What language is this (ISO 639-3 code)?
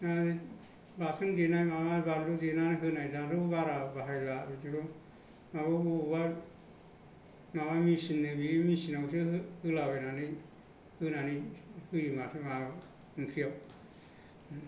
brx